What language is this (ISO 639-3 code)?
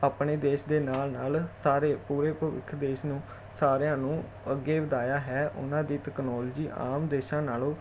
pan